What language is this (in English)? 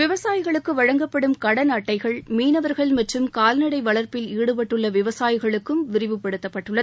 Tamil